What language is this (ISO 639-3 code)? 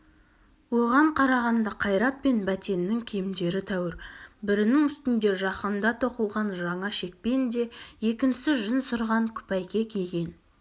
kaz